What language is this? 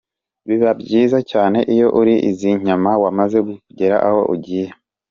Kinyarwanda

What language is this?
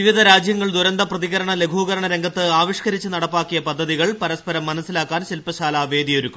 Malayalam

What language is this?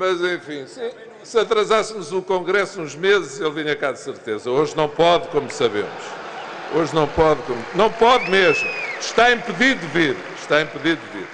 Portuguese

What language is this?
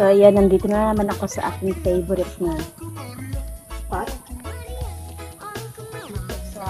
Filipino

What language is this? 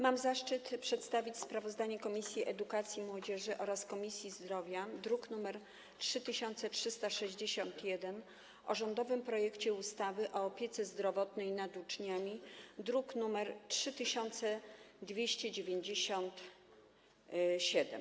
Polish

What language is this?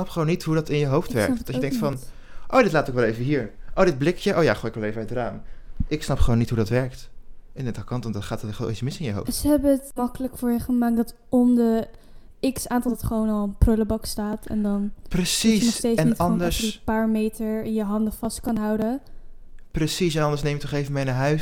Dutch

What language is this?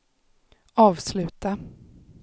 Swedish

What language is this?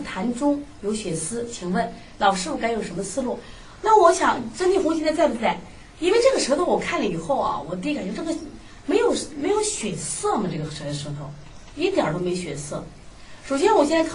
Chinese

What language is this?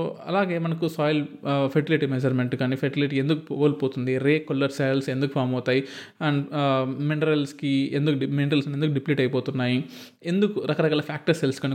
Telugu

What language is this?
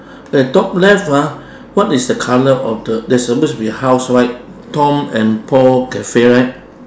English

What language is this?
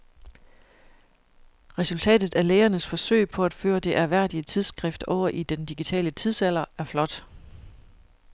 Danish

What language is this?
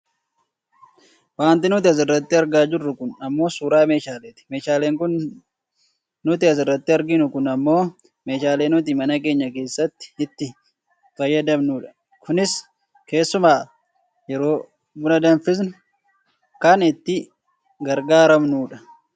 Oromo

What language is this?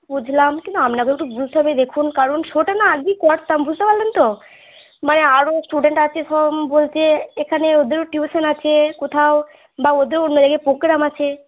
Bangla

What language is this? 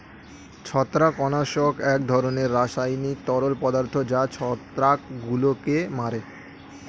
Bangla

